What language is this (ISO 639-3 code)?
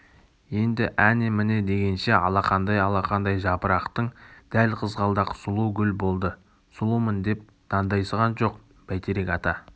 kaz